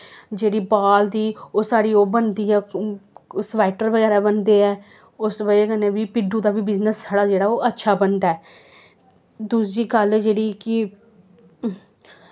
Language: Dogri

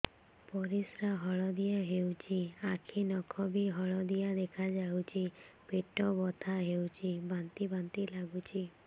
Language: Odia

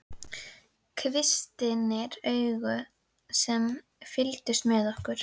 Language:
Icelandic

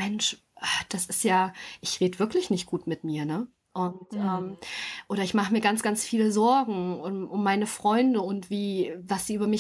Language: German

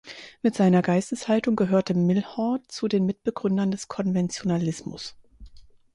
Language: German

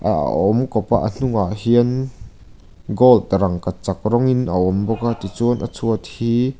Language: Mizo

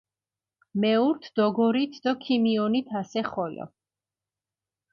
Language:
Mingrelian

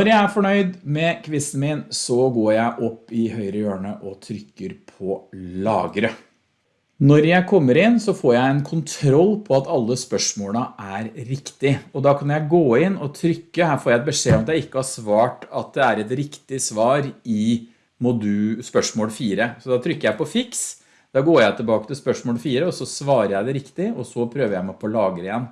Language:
Norwegian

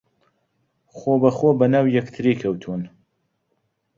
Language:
Central Kurdish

